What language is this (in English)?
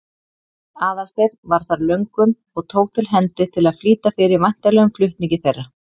Icelandic